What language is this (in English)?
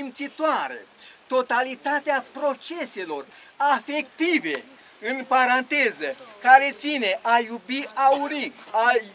Romanian